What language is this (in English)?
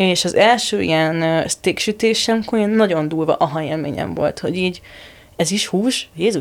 Hungarian